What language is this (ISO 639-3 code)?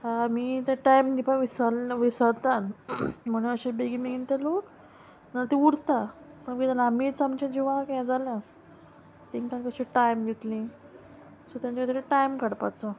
kok